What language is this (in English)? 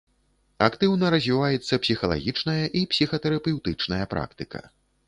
Belarusian